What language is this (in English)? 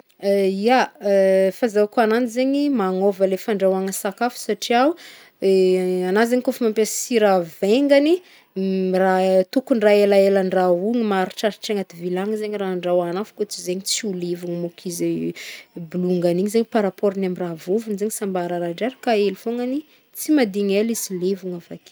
Northern Betsimisaraka Malagasy